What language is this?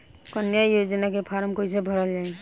Bhojpuri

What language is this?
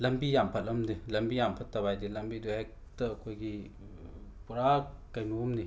Manipuri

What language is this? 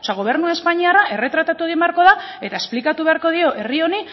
Basque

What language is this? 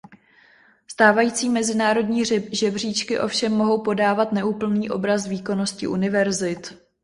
Czech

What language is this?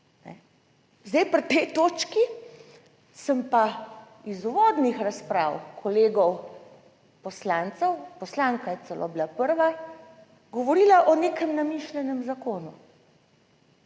Slovenian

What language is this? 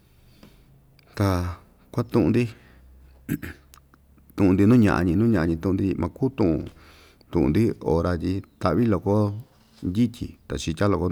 Ixtayutla Mixtec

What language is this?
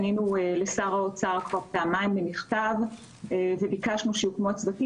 Hebrew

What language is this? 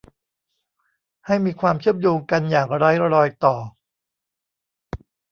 Thai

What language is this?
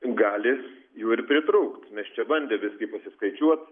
Lithuanian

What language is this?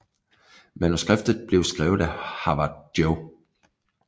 Danish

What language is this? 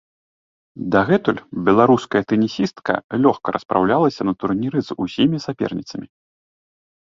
Belarusian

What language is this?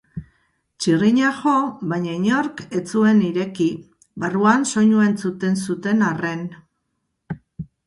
Basque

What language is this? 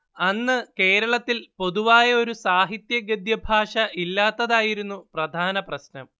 Malayalam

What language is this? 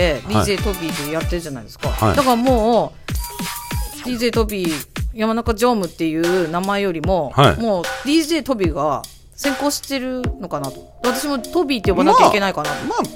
Japanese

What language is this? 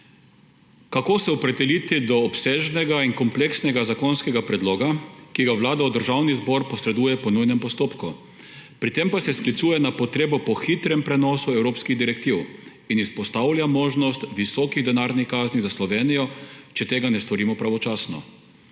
Slovenian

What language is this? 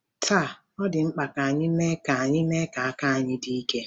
Igbo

